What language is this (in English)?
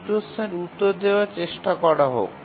Bangla